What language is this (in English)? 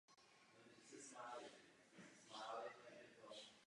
Czech